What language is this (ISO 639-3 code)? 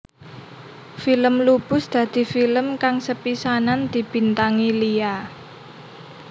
jav